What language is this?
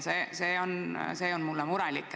Estonian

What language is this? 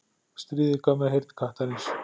Icelandic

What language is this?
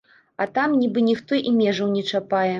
Belarusian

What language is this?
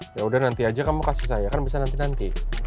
Indonesian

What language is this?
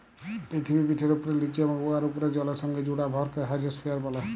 Bangla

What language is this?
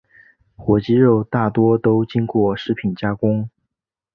Chinese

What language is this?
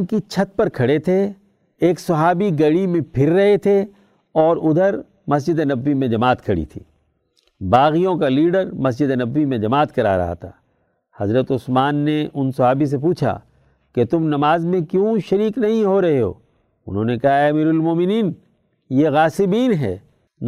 Urdu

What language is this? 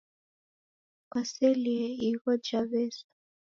Taita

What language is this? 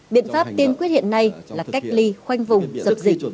Vietnamese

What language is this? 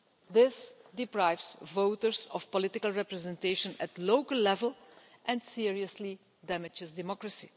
English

